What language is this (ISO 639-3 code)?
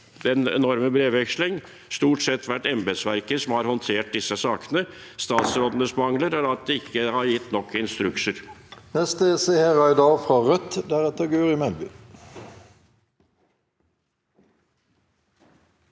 nor